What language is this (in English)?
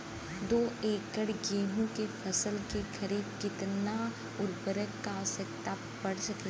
Bhojpuri